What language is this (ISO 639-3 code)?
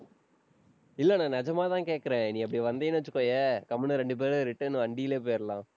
tam